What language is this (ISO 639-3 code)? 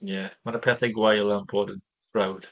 cym